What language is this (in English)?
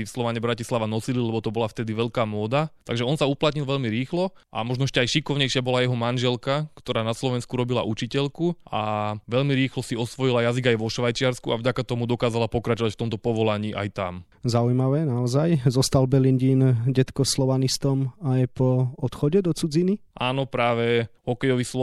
Slovak